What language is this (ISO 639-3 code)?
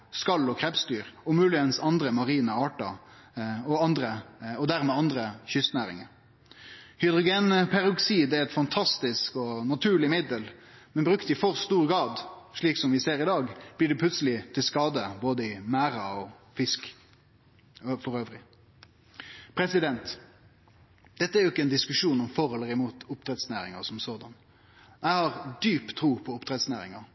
nno